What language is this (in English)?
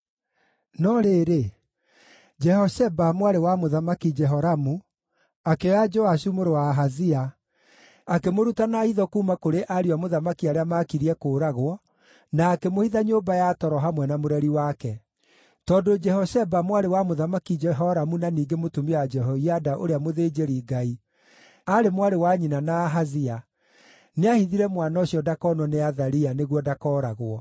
Kikuyu